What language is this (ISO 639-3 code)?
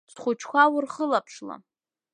abk